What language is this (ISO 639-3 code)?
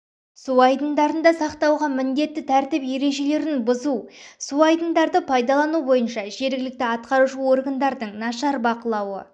kaz